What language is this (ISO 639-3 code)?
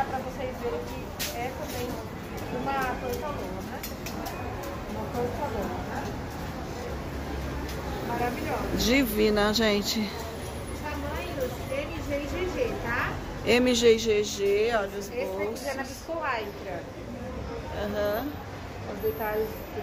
por